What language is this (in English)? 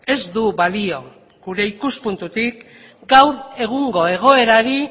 Basque